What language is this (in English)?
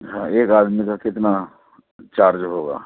Urdu